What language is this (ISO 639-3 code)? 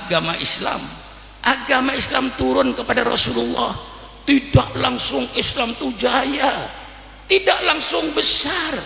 ind